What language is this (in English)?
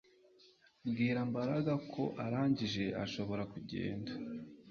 Kinyarwanda